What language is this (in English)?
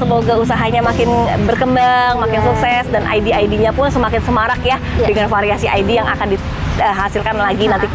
Indonesian